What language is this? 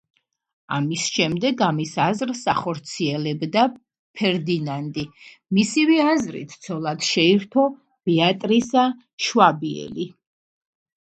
Georgian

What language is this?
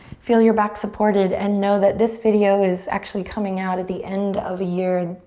English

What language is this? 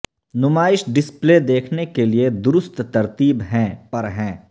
Urdu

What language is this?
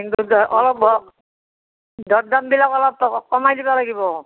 Assamese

